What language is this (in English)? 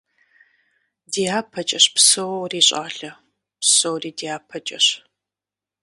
Kabardian